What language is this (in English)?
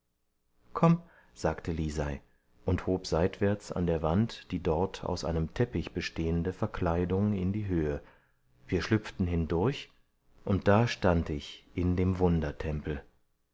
German